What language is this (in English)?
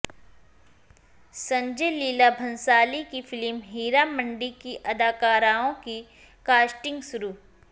Urdu